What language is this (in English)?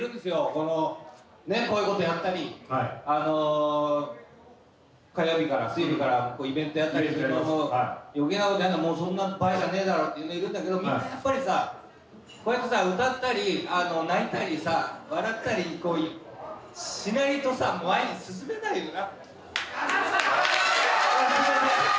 Japanese